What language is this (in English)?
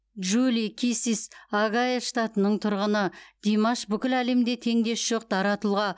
Kazakh